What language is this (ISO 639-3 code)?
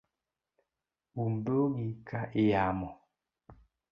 luo